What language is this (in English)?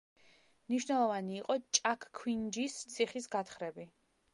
Georgian